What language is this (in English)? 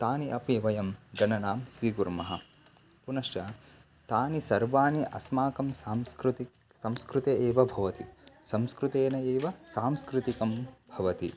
Sanskrit